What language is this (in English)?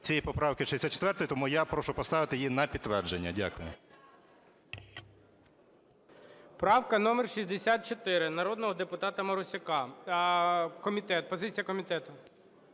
Ukrainian